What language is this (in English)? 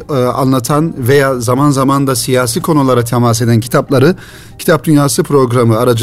Turkish